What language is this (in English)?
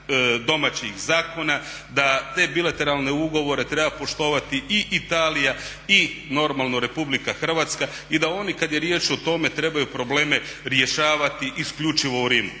Croatian